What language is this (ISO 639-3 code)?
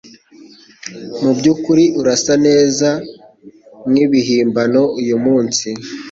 kin